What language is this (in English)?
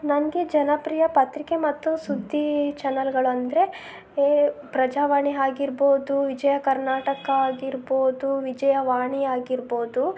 Kannada